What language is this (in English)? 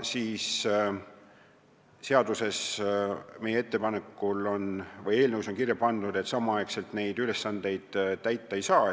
Estonian